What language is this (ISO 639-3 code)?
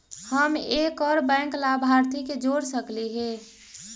mag